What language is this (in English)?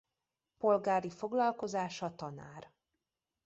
Hungarian